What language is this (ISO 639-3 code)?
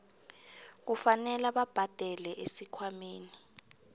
nbl